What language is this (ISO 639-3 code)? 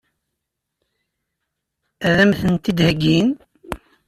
kab